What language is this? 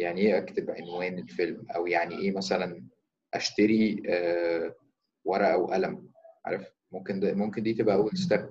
Arabic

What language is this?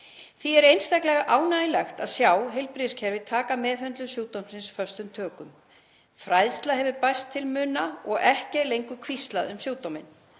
Icelandic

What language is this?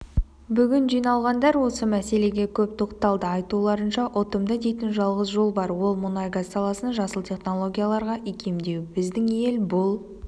Kazakh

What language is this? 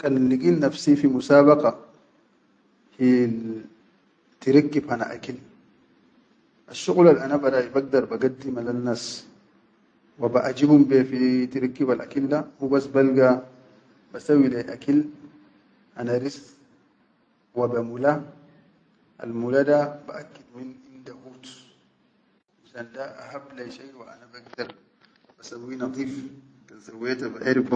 Chadian Arabic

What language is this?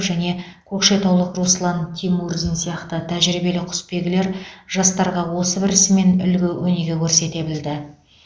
Kazakh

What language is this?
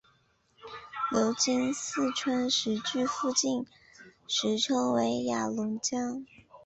Chinese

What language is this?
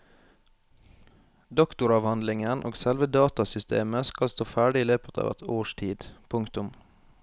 Norwegian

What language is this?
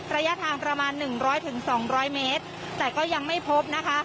Thai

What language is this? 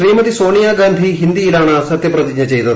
Malayalam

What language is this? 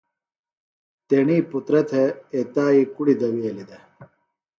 Phalura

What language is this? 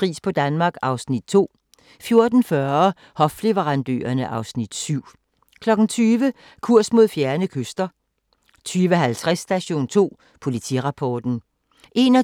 Danish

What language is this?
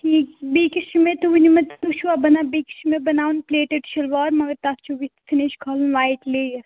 Kashmiri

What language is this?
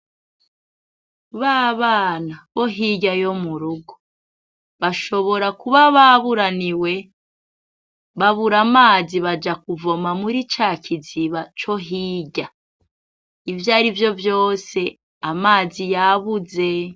Rundi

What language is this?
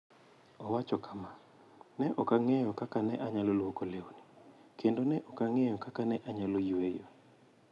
Luo (Kenya and Tanzania)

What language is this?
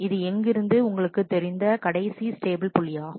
Tamil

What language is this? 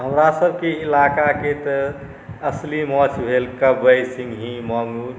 Maithili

